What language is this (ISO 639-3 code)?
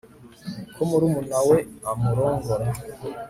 kin